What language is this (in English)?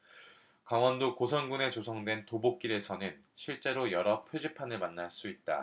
Korean